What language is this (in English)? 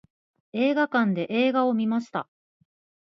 Japanese